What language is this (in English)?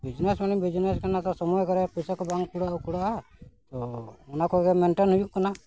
Santali